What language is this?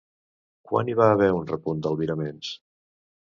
Catalan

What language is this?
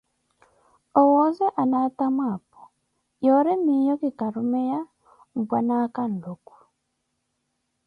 Koti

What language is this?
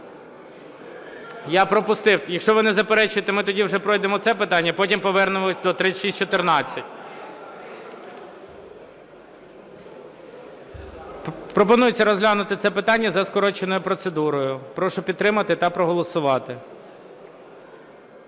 Ukrainian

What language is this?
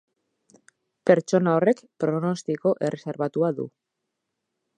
Basque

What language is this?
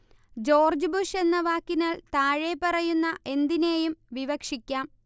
Malayalam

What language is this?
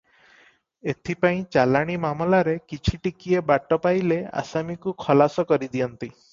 Odia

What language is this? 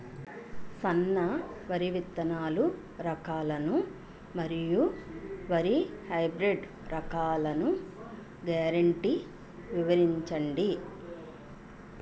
Telugu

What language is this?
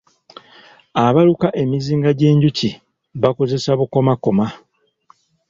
Ganda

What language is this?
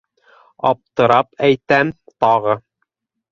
Bashkir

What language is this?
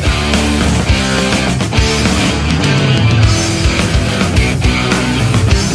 Polish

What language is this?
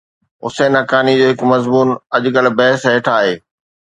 Sindhi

